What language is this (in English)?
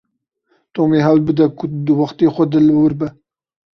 Kurdish